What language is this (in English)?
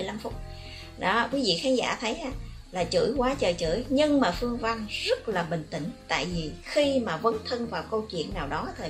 Vietnamese